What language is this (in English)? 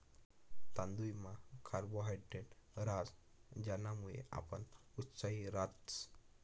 Marathi